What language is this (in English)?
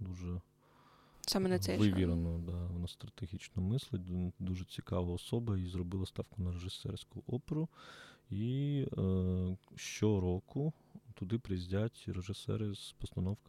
Ukrainian